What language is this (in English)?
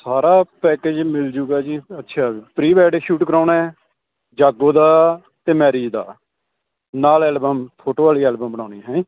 Punjabi